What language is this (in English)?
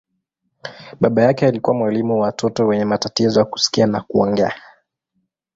Swahili